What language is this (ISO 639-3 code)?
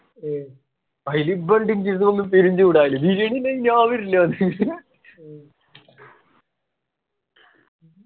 mal